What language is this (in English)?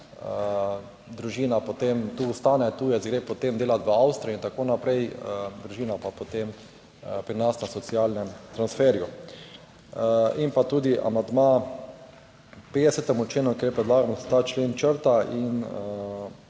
Slovenian